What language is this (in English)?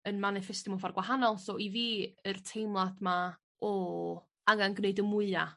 Welsh